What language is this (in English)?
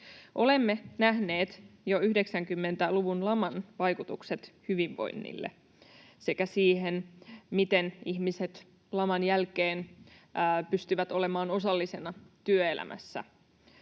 Finnish